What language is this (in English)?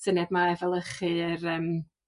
Welsh